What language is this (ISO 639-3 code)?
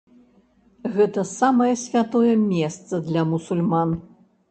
bel